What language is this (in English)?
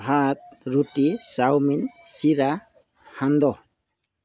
Assamese